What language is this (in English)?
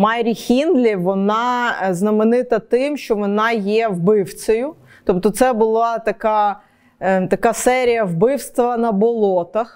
Ukrainian